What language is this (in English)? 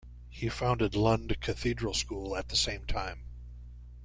English